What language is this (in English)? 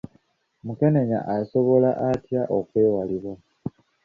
Ganda